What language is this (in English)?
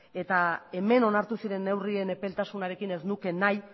Basque